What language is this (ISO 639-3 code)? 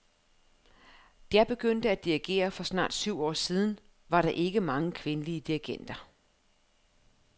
dan